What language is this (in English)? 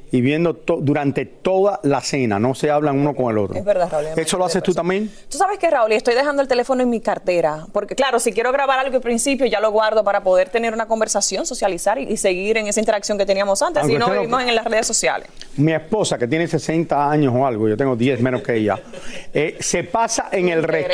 Spanish